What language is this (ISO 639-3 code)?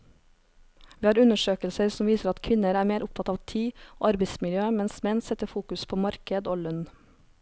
nor